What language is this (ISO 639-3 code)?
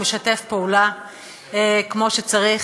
heb